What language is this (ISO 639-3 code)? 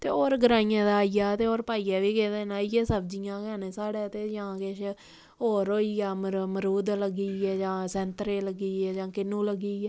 doi